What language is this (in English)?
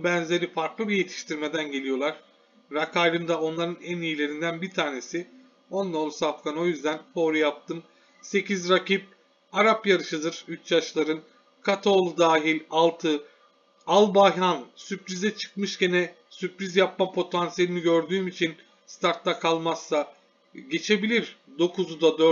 Turkish